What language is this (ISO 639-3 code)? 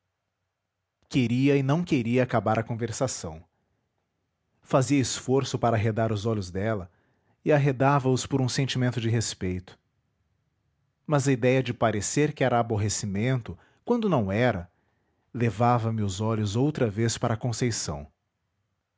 por